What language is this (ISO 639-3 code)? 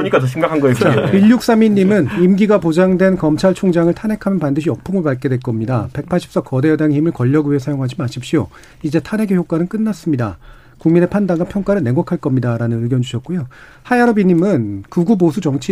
kor